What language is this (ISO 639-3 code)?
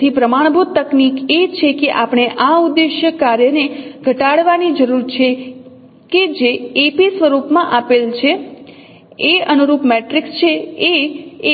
guj